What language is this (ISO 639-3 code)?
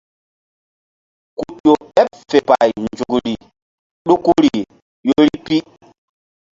mdd